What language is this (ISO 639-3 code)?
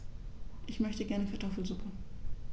deu